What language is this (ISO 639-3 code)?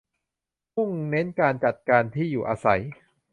tha